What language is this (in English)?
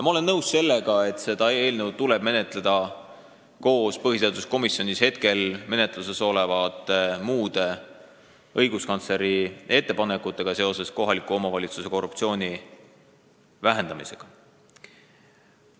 Estonian